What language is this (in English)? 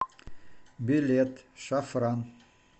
Russian